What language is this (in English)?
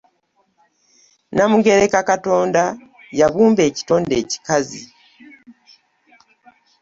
Ganda